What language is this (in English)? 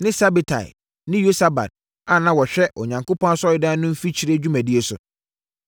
Akan